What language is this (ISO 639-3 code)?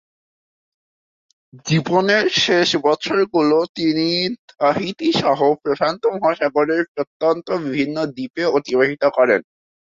ben